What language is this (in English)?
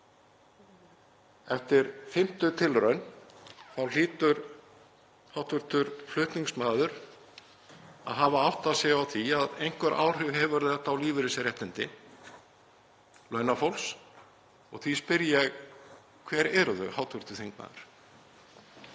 Icelandic